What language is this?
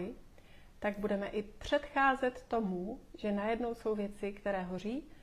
Czech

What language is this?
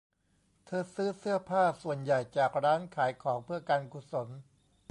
Thai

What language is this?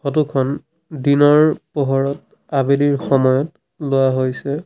Assamese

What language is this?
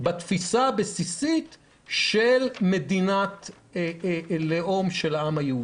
Hebrew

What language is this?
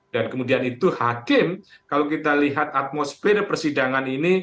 Indonesian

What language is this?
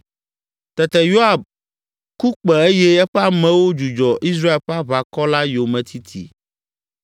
Ewe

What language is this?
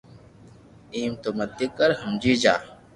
Loarki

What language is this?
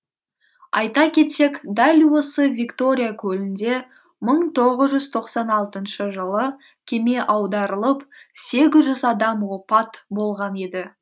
Kazakh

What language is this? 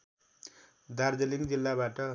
Nepali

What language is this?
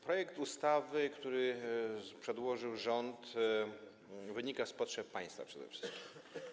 Polish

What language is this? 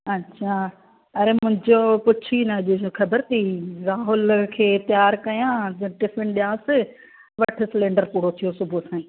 Sindhi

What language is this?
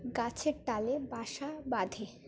Bangla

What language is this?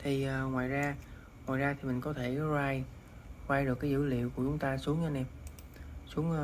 Vietnamese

